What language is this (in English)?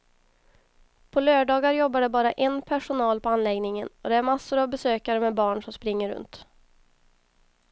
Swedish